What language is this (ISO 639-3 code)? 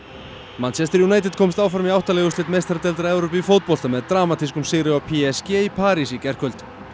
isl